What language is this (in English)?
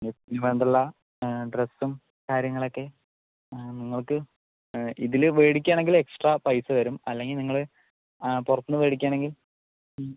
Malayalam